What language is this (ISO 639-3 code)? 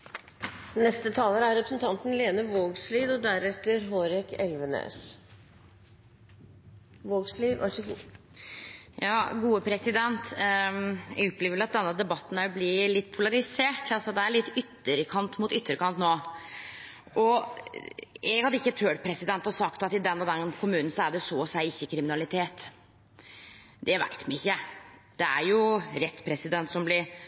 nor